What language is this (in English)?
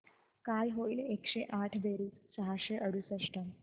Marathi